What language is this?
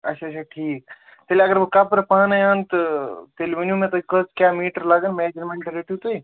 Kashmiri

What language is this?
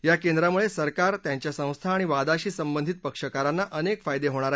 Marathi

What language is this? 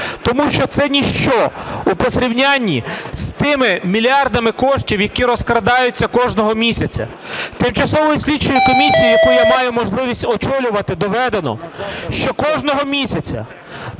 Ukrainian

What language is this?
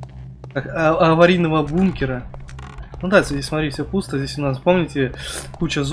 Russian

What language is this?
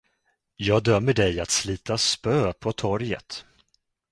Swedish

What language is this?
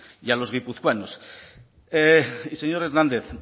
Spanish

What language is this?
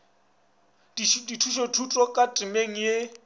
Northern Sotho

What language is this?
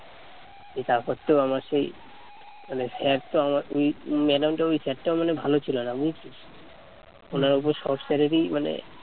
Bangla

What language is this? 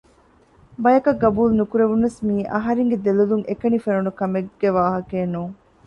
Divehi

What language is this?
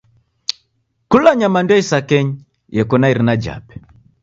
Taita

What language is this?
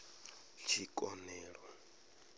Venda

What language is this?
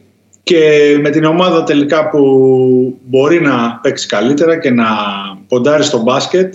Greek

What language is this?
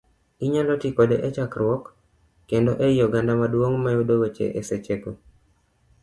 Luo (Kenya and Tanzania)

